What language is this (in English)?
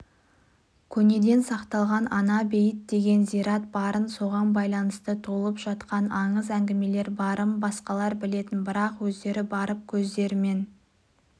Kazakh